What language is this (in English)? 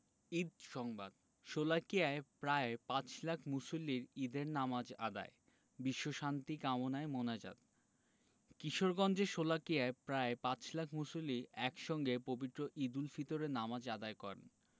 Bangla